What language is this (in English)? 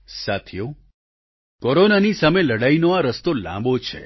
Gujarati